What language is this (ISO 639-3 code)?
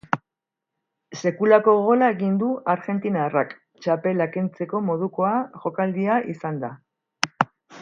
eus